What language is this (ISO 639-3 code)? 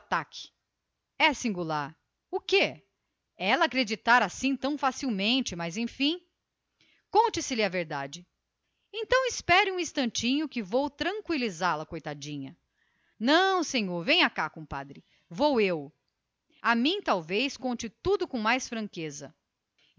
por